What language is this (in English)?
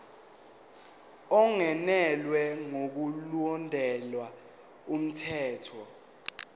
Zulu